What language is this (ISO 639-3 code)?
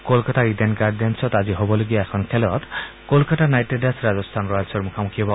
asm